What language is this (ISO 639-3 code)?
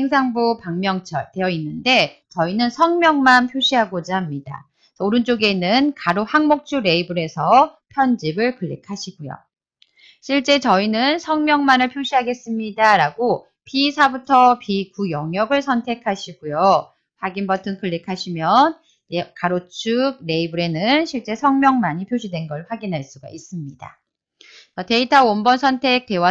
kor